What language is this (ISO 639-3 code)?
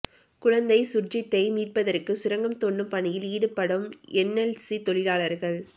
tam